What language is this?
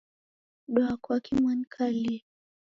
Taita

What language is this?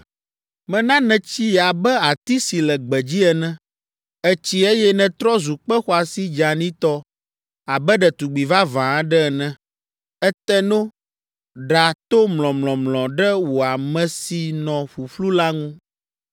Ewe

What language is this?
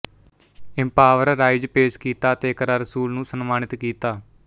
Punjabi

